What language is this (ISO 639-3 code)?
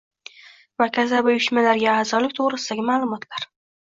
uzb